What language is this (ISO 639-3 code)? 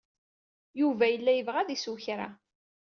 kab